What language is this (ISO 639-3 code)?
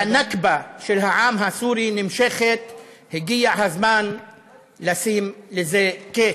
heb